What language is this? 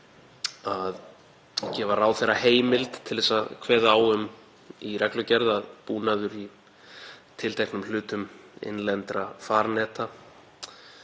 Icelandic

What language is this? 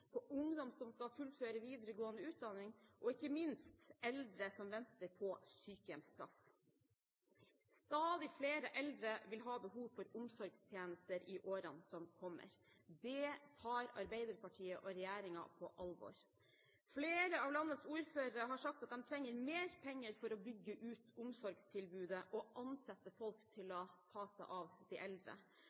Norwegian Bokmål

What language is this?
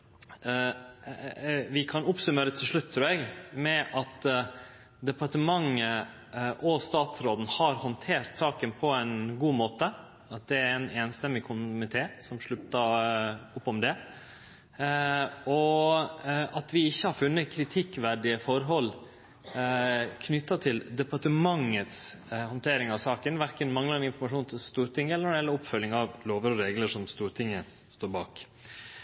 Norwegian Nynorsk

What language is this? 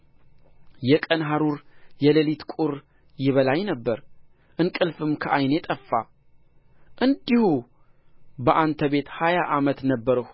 Amharic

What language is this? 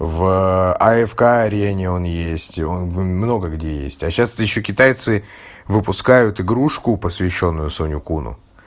Russian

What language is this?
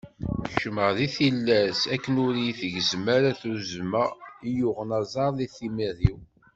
Kabyle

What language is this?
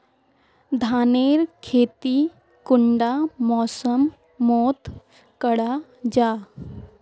Magahi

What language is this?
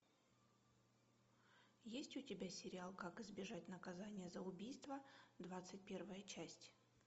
Russian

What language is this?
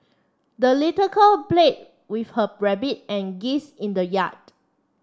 English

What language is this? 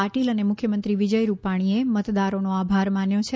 Gujarati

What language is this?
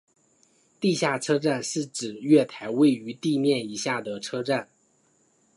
Chinese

